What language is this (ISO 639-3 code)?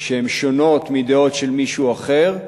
heb